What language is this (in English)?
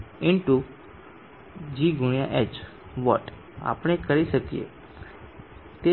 Gujarati